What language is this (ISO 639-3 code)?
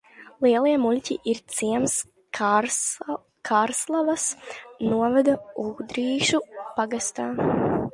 lav